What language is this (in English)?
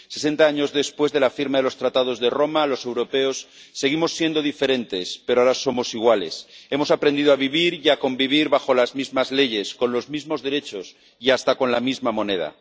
Spanish